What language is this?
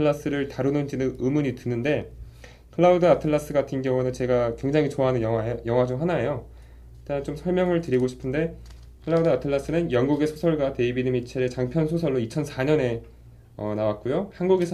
Korean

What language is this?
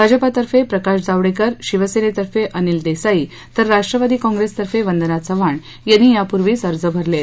Marathi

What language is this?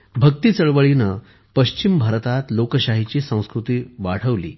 Marathi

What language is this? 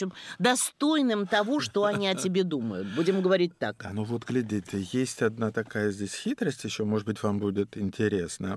Russian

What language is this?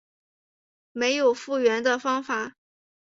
Chinese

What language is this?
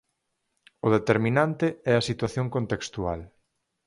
Galician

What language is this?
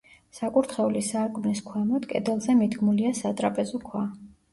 Georgian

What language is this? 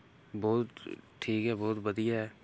Dogri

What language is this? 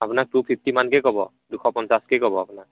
Assamese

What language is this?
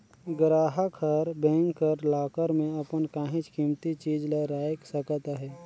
Chhattisgarhi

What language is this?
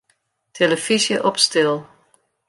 Western Frisian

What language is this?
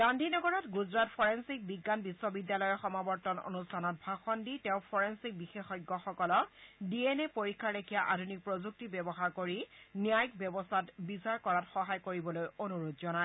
Assamese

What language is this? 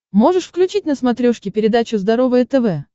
Russian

